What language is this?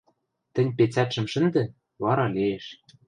Western Mari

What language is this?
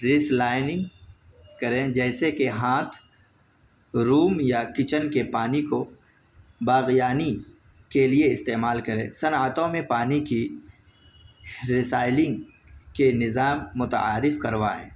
Urdu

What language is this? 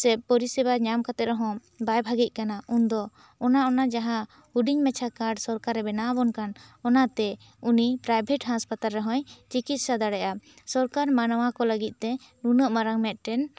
Santali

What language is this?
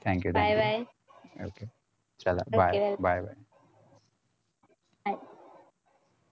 Marathi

